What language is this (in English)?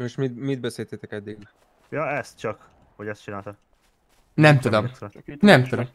Hungarian